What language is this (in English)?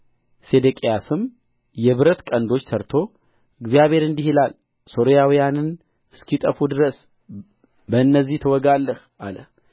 Amharic